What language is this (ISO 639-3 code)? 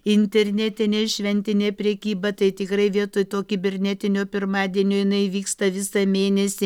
lit